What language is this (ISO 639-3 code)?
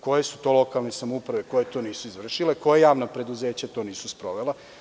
srp